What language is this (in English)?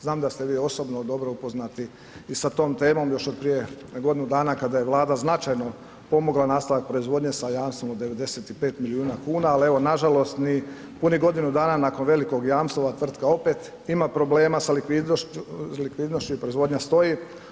Croatian